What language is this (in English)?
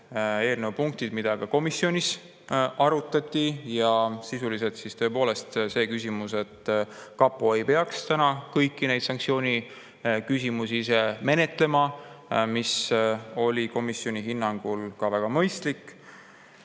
Estonian